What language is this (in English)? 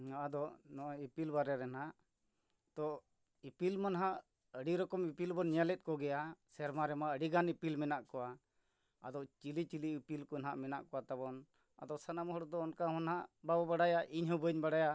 Santali